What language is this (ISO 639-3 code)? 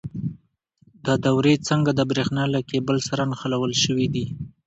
pus